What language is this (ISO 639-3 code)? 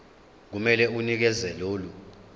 zul